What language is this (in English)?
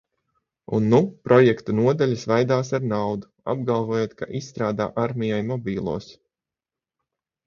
Latvian